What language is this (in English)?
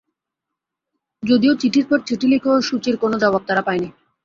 Bangla